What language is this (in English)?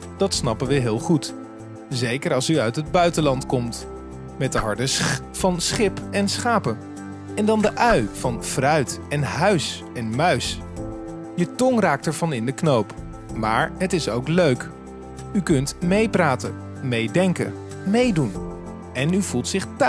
Dutch